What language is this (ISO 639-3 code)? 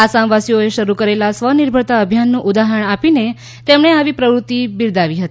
guj